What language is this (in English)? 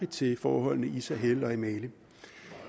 Danish